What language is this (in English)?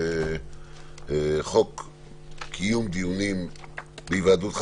Hebrew